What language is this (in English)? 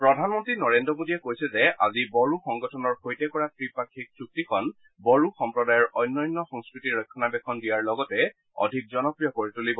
Assamese